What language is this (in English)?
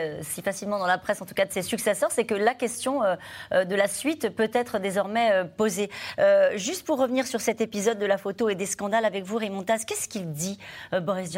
French